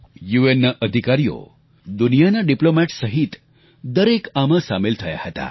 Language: Gujarati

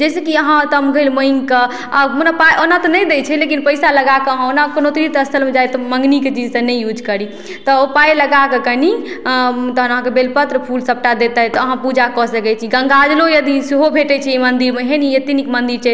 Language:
Maithili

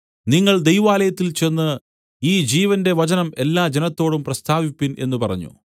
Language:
Malayalam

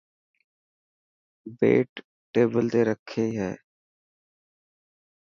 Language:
Dhatki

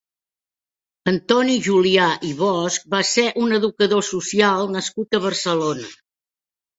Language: Catalan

